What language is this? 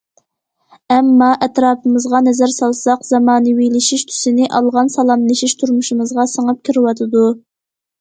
Uyghur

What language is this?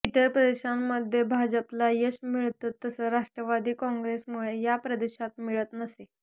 Marathi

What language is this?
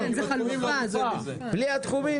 Hebrew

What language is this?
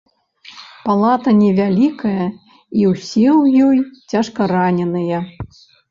Belarusian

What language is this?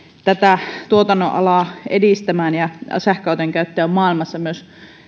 Finnish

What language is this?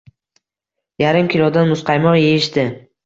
Uzbek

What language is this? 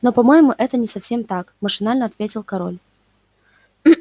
Russian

